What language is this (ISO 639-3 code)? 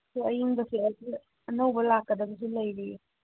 mni